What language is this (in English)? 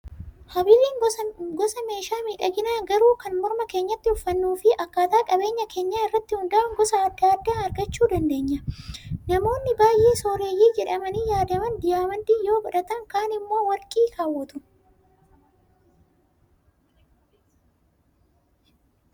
Oromo